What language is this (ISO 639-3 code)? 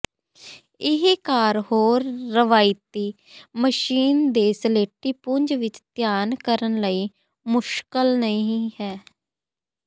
pan